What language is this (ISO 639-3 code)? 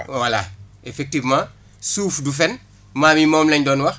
wol